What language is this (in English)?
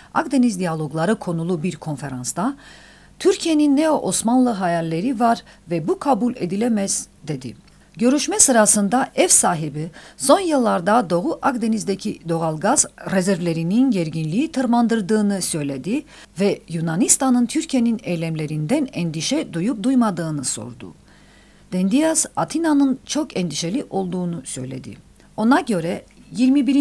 Turkish